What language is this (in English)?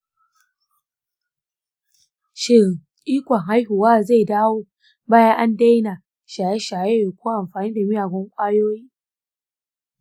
Hausa